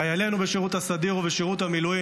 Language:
Hebrew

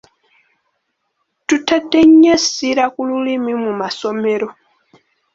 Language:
Ganda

